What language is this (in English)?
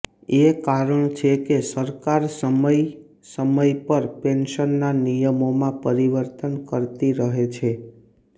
Gujarati